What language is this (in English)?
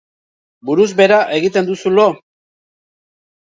Basque